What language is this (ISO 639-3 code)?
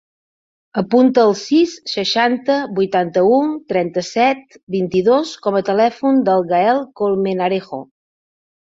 cat